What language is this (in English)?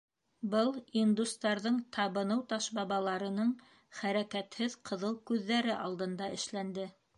Bashkir